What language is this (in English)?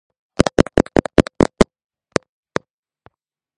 Georgian